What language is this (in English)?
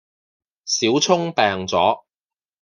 Cantonese